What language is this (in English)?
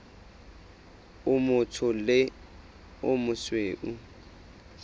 Southern Sotho